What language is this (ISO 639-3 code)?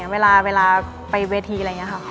tha